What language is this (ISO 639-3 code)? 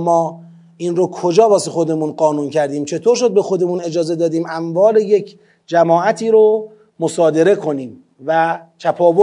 fas